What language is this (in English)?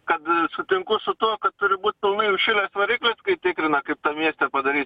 Lithuanian